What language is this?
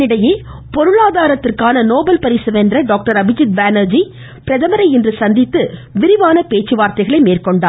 Tamil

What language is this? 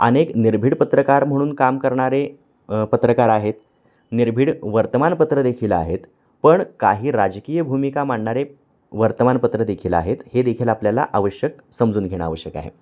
Marathi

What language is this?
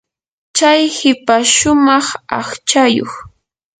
Yanahuanca Pasco Quechua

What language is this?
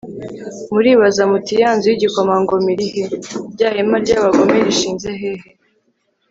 Kinyarwanda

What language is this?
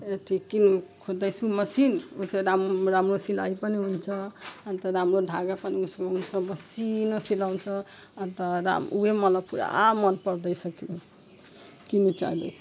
Nepali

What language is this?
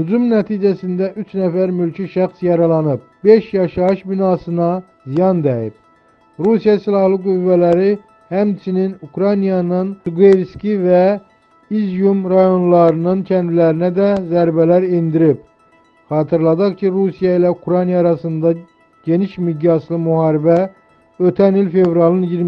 Turkish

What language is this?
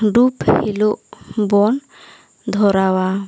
Santali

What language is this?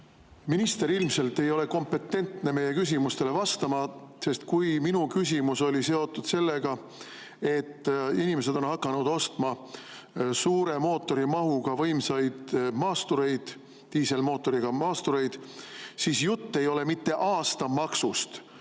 Estonian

